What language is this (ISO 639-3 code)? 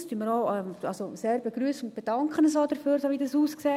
gsw